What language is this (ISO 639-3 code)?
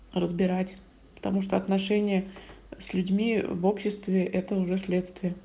rus